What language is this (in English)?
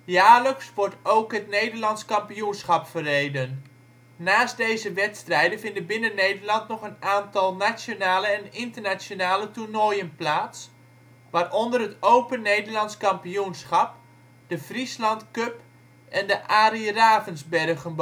Dutch